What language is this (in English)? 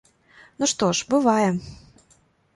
Belarusian